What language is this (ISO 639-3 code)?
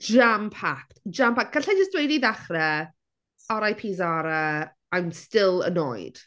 cym